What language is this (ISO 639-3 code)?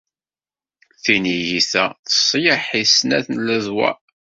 kab